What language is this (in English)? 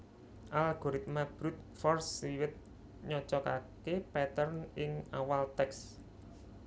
Javanese